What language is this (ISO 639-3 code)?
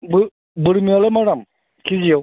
brx